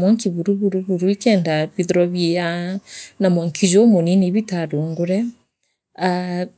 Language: Meru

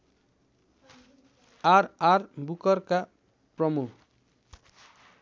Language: Nepali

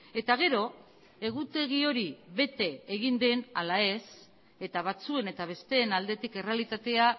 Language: Basque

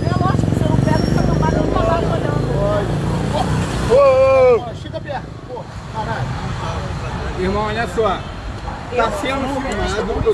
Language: Portuguese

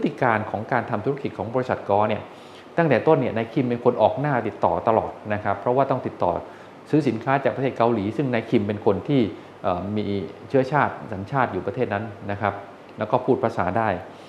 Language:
Thai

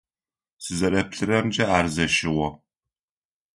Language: Adyghe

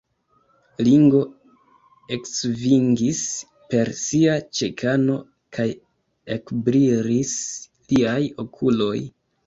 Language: Esperanto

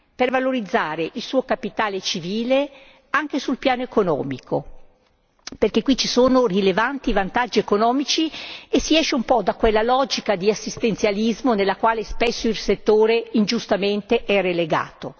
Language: Italian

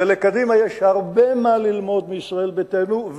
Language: Hebrew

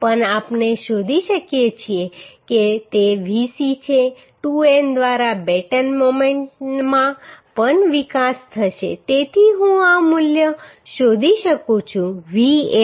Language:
Gujarati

